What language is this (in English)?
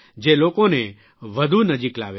Gujarati